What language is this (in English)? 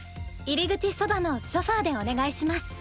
Japanese